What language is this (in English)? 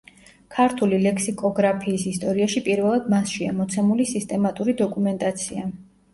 Georgian